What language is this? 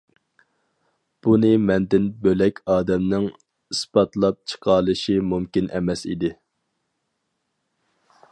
Uyghur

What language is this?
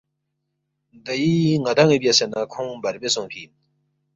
Balti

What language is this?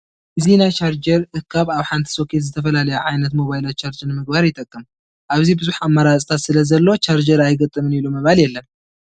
Tigrinya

